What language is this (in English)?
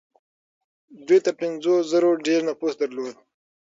Pashto